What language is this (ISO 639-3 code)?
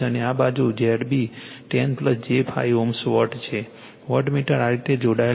guj